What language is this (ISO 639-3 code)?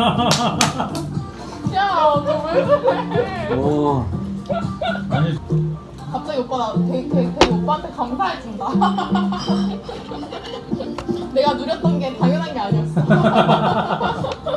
kor